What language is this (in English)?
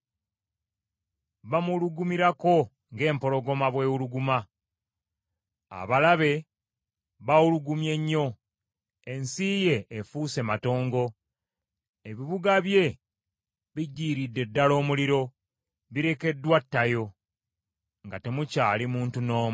Ganda